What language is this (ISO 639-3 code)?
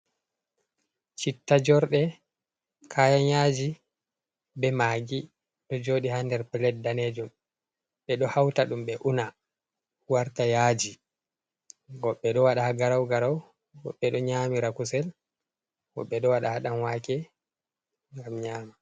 ful